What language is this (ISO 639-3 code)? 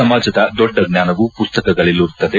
kan